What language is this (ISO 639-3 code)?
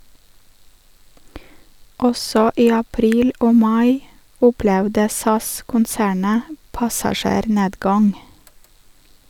nor